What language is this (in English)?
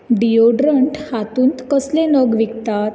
Konkani